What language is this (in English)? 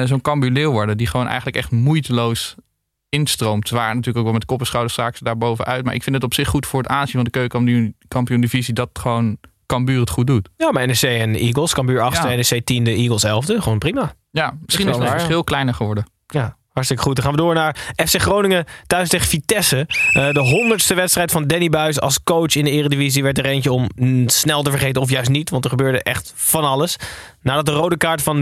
Dutch